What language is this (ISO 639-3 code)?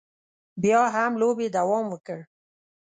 pus